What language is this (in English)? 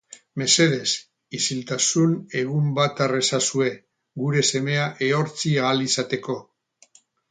Basque